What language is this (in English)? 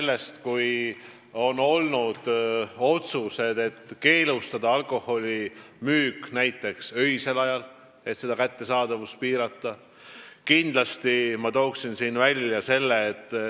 Estonian